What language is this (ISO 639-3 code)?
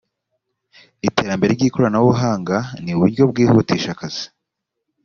kin